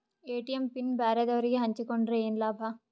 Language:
Kannada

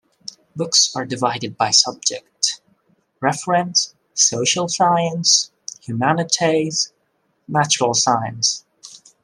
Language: English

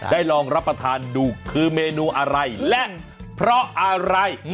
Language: Thai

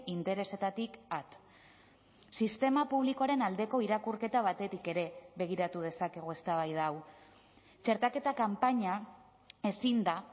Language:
Basque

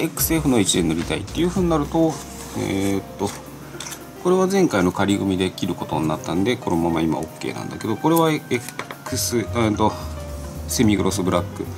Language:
Japanese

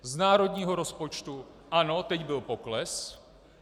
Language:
Czech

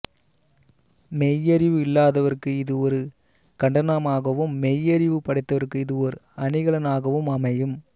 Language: Tamil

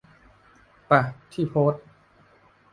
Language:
Thai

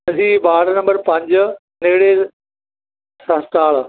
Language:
Punjabi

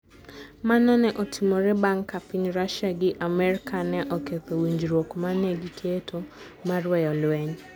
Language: Luo (Kenya and Tanzania)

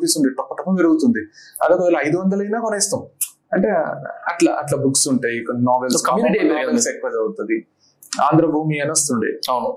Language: Telugu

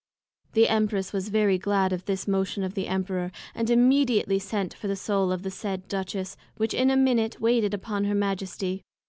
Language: English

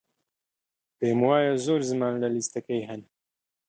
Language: Central Kurdish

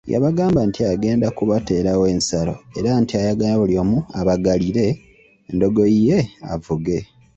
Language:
Ganda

